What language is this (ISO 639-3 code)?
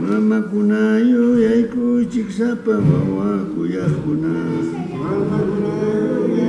spa